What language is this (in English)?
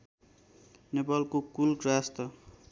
Nepali